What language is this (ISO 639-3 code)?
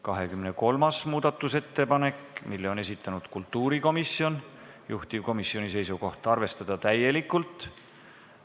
est